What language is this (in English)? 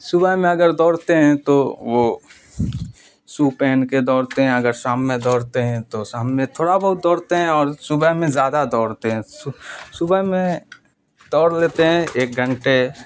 Urdu